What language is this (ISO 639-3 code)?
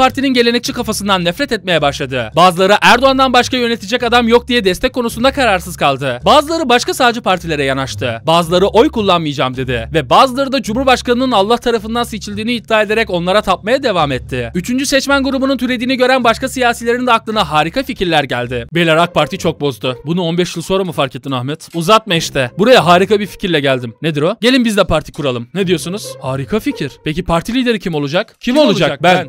tur